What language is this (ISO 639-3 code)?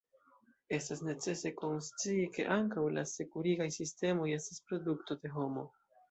epo